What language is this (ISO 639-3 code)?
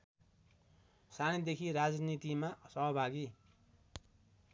nep